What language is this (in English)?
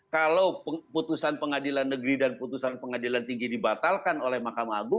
Indonesian